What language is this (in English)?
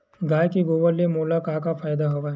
Chhattisgarhi